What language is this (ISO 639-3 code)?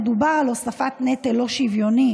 heb